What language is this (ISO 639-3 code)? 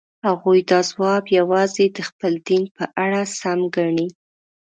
pus